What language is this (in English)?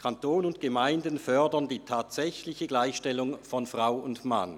Swiss German